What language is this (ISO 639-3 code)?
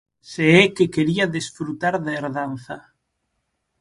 glg